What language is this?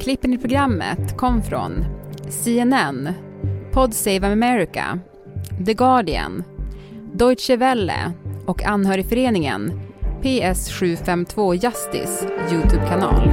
Swedish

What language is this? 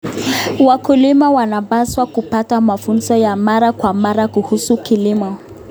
Kalenjin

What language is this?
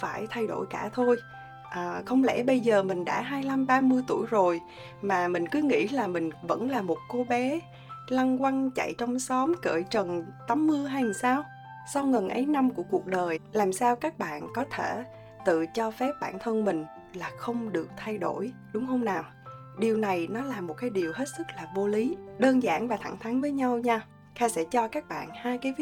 Vietnamese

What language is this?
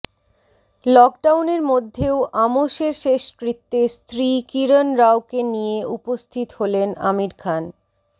Bangla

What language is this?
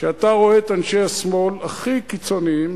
Hebrew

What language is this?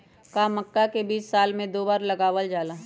Magahi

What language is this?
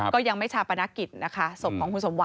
Thai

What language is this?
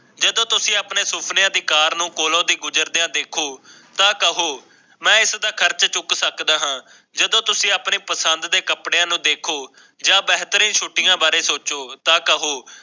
Punjabi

